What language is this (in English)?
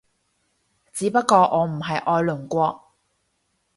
Cantonese